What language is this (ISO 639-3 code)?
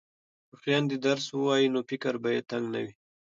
pus